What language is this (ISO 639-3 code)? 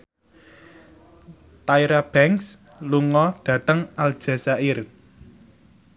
jav